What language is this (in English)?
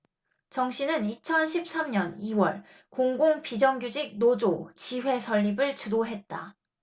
Korean